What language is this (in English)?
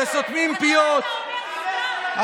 Hebrew